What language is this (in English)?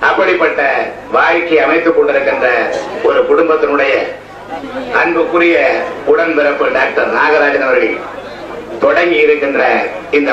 Tamil